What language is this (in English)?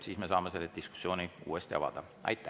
Estonian